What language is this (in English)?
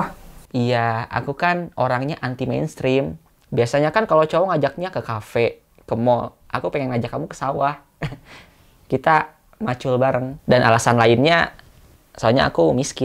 Indonesian